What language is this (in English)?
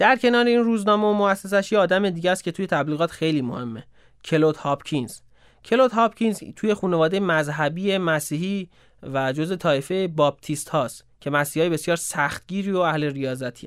Persian